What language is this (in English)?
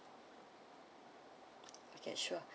English